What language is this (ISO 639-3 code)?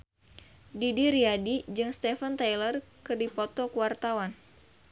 sun